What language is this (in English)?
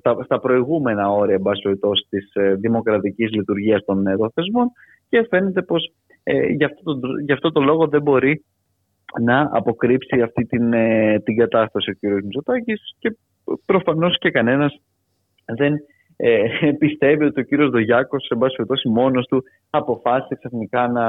Greek